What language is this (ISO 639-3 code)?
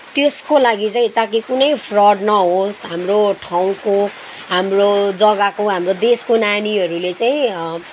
nep